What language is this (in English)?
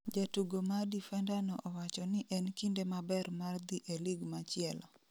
Luo (Kenya and Tanzania)